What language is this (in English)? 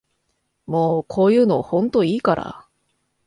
Japanese